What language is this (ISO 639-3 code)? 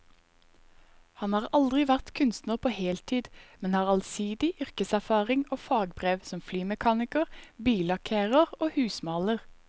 nor